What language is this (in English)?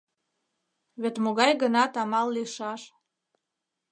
Mari